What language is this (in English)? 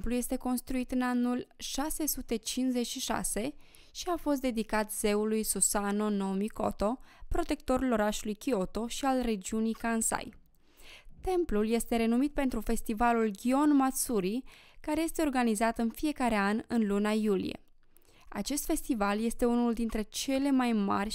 Romanian